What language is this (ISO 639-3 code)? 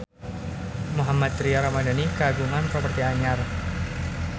sun